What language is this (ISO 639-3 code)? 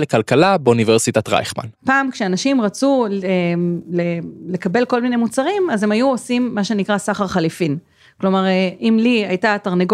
heb